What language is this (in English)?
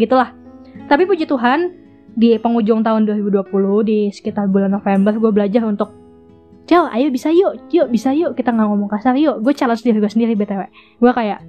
Indonesian